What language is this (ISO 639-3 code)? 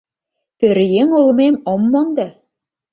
chm